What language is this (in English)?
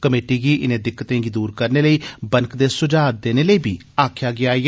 Dogri